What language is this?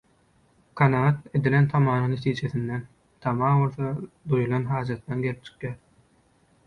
Turkmen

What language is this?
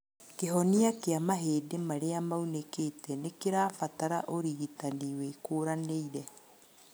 Kikuyu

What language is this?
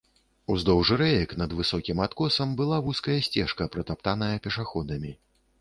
Belarusian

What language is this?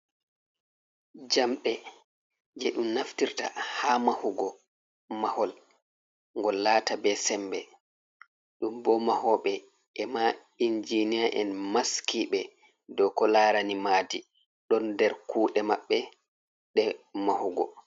Fula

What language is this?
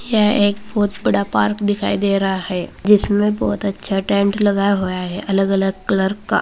Hindi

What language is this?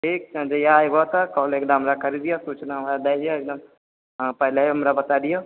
Maithili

